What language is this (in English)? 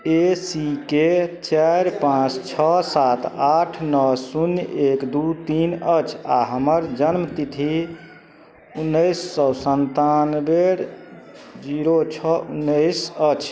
Maithili